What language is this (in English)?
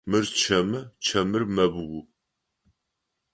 Adyghe